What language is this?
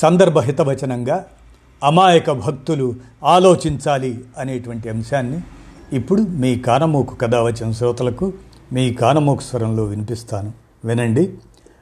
Telugu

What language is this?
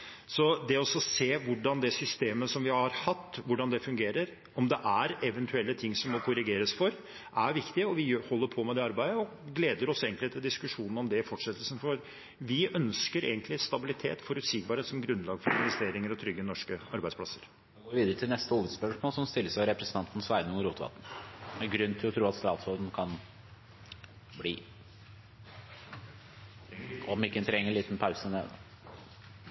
Norwegian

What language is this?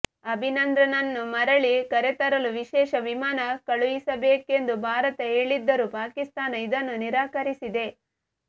Kannada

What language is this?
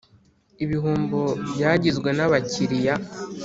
Kinyarwanda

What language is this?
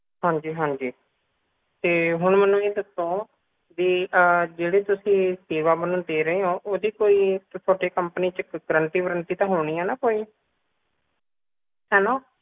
Punjabi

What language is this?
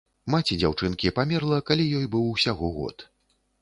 Belarusian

